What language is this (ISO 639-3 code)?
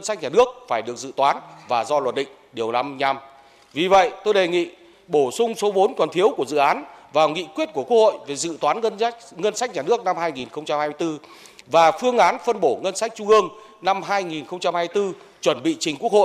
vie